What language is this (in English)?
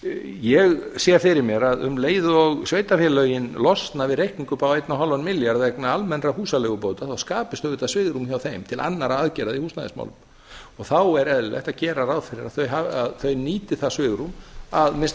Icelandic